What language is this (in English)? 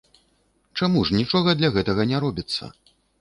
Belarusian